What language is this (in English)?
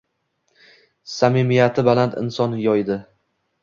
Uzbek